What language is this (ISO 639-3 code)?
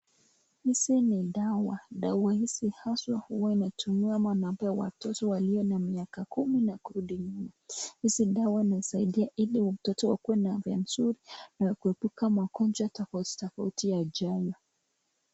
swa